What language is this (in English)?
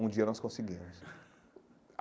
Portuguese